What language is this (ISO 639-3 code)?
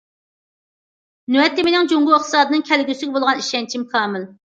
uig